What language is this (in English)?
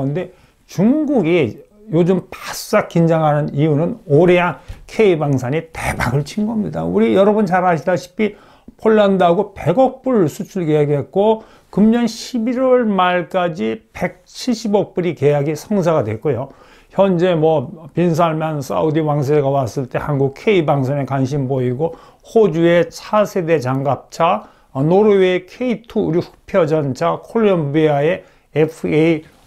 Korean